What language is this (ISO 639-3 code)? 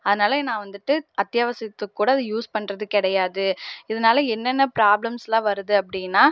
tam